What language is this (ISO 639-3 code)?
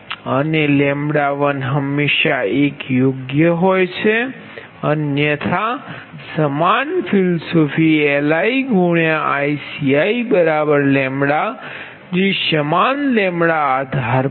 guj